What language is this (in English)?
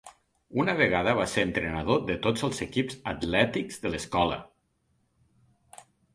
Catalan